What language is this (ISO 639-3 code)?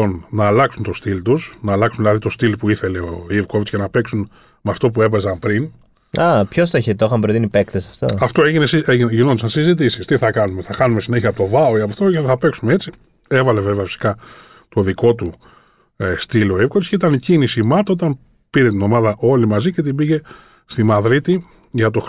ell